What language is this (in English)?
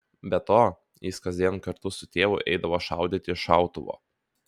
Lithuanian